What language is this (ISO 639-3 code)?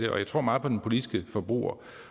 dan